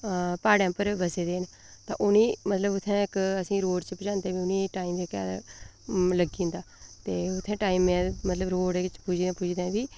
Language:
Dogri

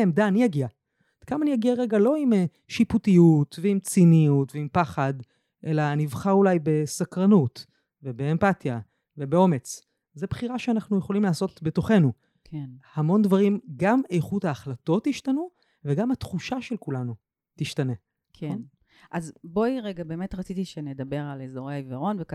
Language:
Hebrew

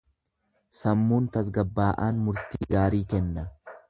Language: Oromo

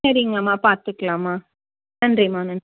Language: Tamil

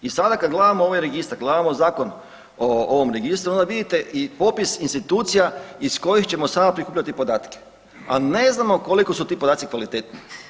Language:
Croatian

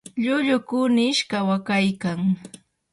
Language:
Yanahuanca Pasco Quechua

